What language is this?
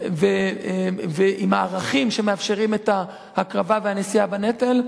Hebrew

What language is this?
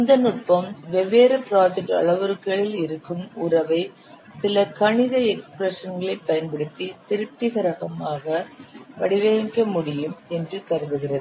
Tamil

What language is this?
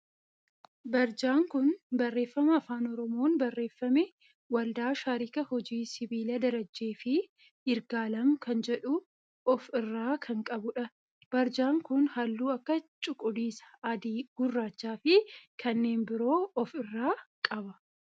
Oromo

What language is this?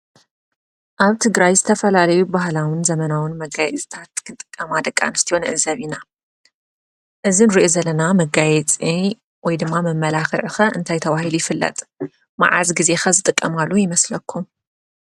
Tigrinya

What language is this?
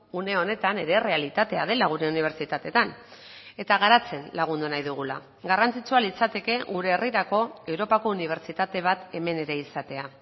Basque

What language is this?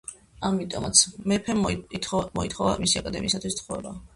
Georgian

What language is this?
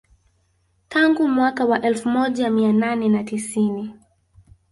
Swahili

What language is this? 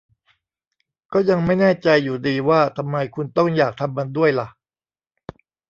Thai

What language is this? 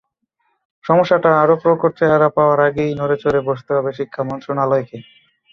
Bangla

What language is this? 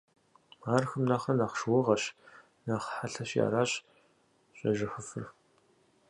Kabardian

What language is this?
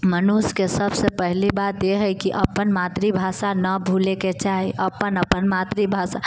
Maithili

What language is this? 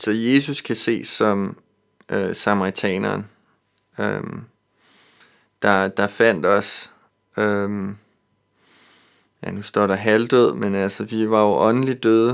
Danish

